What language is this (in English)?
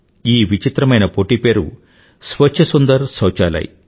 Telugu